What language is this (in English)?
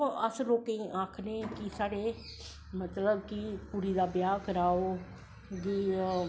Dogri